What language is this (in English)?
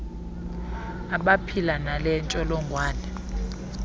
Xhosa